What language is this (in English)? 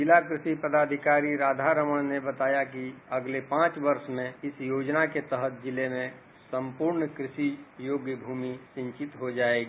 Hindi